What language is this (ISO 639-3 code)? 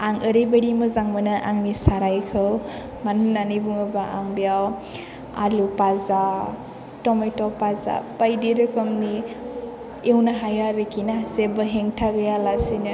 brx